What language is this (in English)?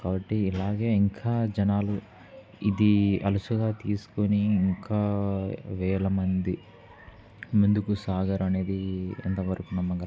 Telugu